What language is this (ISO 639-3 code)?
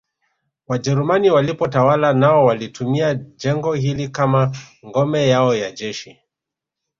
swa